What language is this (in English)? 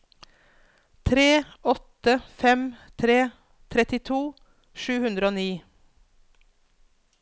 Norwegian